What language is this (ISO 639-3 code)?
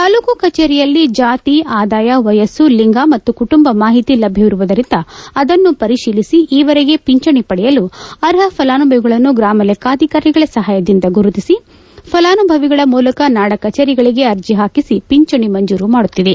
kan